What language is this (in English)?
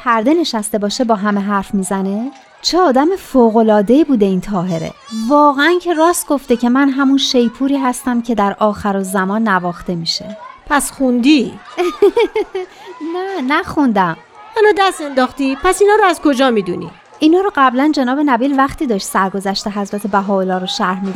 Persian